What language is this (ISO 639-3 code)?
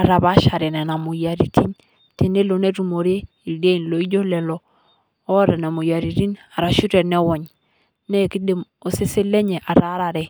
mas